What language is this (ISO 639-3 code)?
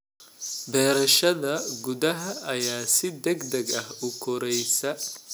som